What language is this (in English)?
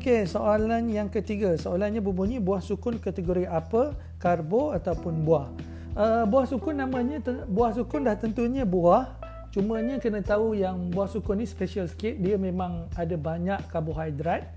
Malay